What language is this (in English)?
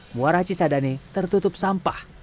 Indonesian